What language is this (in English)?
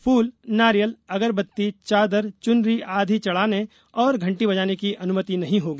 Hindi